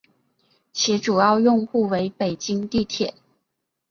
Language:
Chinese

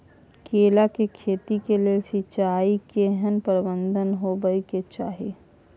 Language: Maithili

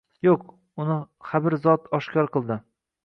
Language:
Uzbek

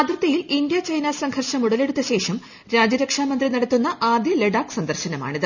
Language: Malayalam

